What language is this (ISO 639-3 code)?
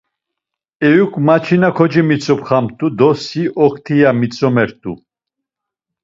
lzz